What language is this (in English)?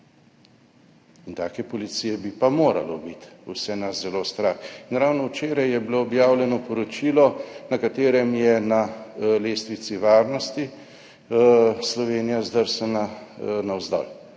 Slovenian